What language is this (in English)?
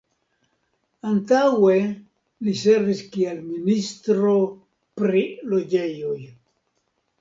Esperanto